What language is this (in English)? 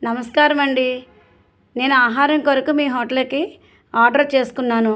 Telugu